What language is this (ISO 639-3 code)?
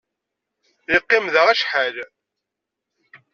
kab